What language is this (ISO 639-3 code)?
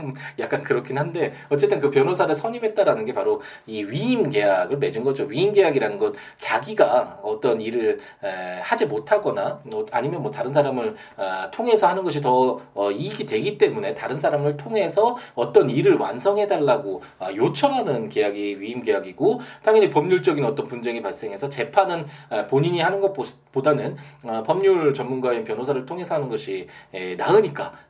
kor